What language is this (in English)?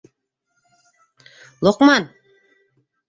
Bashkir